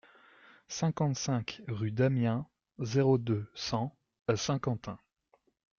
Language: French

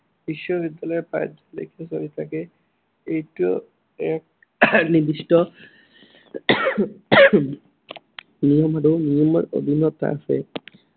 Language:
Assamese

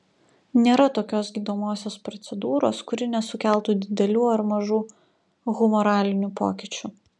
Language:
Lithuanian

